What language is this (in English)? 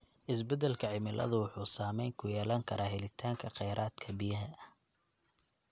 Somali